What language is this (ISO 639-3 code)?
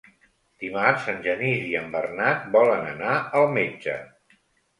cat